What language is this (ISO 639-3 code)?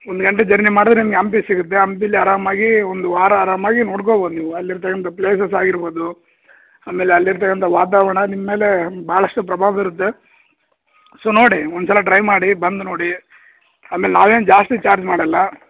kan